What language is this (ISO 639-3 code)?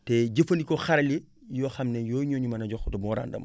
wol